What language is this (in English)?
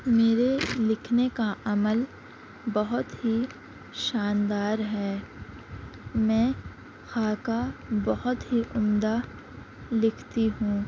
Urdu